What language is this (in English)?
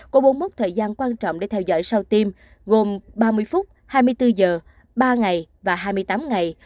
Vietnamese